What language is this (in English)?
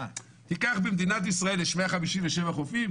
Hebrew